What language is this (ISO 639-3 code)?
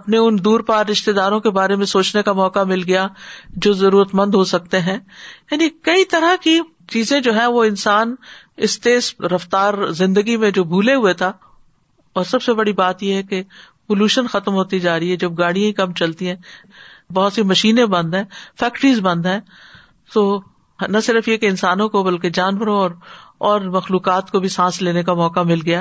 urd